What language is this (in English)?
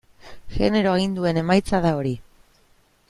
Basque